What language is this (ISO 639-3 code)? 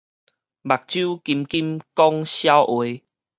nan